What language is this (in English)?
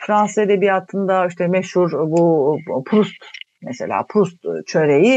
Turkish